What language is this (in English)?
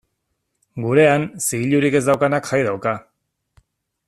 Basque